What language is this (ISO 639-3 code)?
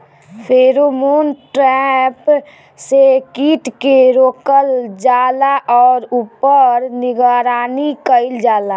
bho